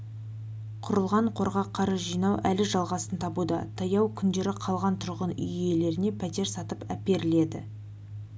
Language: Kazakh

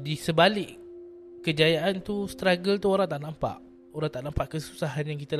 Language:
Malay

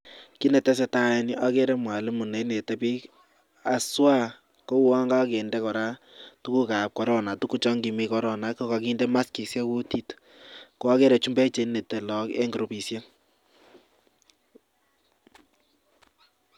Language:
Kalenjin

